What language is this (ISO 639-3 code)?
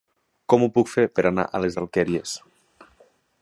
cat